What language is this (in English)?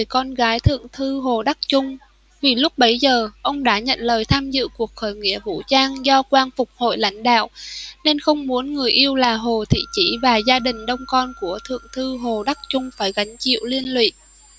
Vietnamese